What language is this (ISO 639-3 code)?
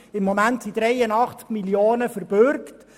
gsw